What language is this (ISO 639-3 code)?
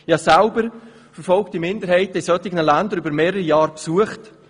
gsw